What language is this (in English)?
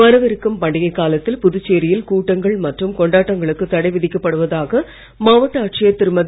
Tamil